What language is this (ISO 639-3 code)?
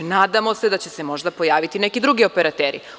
srp